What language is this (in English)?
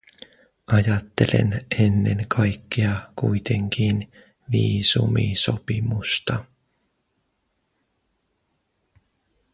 Finnish